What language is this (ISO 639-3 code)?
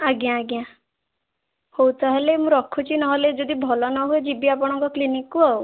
ori